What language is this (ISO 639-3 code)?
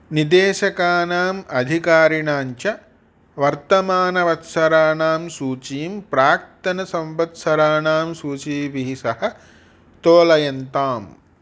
san